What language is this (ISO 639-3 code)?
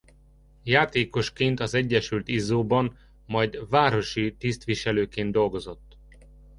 hun